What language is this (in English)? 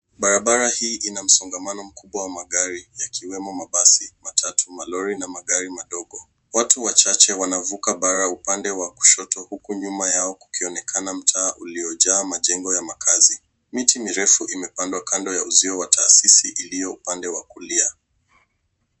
Swahili